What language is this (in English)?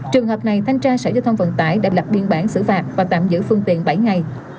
Vietnamese